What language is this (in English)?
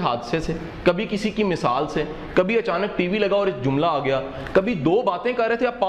Urdu